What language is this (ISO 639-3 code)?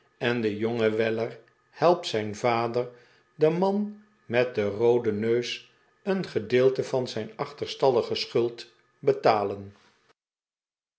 nld